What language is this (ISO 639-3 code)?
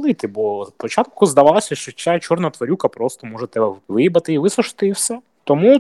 ukr